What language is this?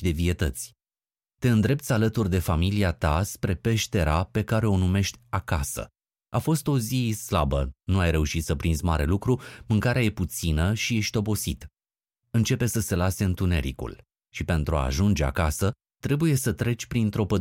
Romanian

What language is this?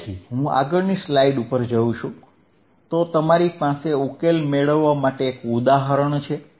Gujarati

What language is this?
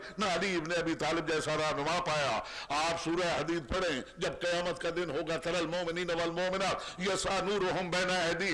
Arabic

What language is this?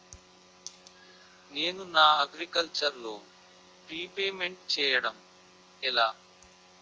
Telugu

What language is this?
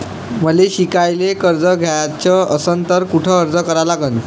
Marathi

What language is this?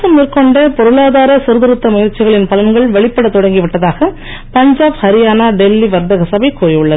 Tamil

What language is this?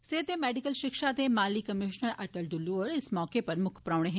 Dogri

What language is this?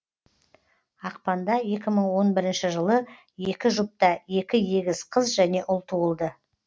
Kazakh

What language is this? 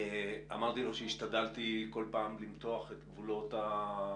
Hebrew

